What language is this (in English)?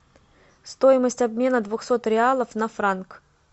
Russian